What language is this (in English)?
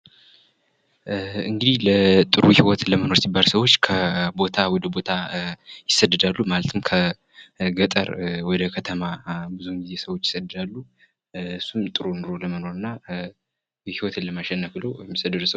Amharic